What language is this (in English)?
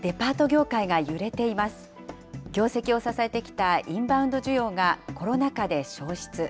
Japanese